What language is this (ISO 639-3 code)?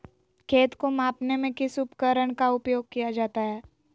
mag